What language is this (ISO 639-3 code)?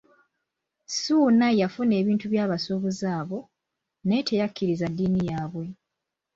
lug